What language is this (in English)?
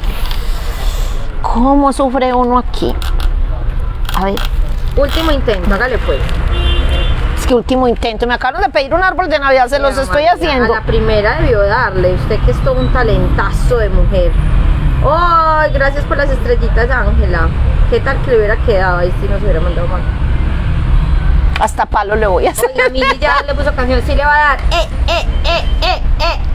Spanish